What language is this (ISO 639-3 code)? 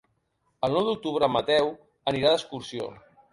cat